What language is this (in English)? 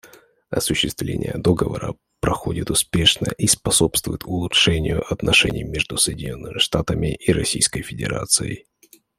Russian